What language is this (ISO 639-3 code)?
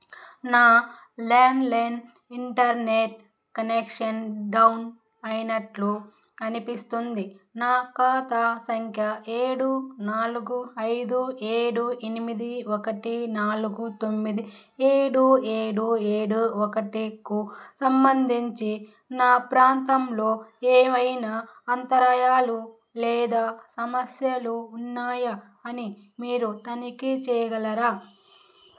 tel